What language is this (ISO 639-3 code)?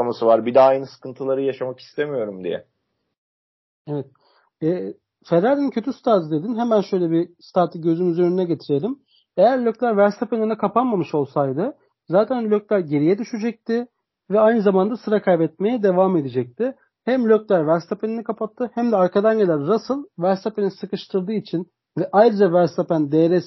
tur